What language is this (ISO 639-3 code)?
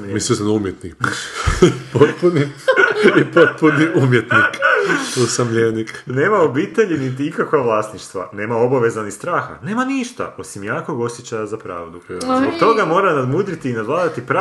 hrv